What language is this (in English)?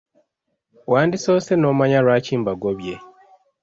Ganda